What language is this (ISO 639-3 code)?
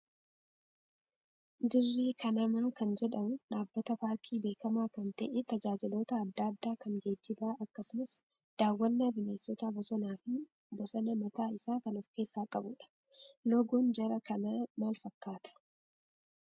orm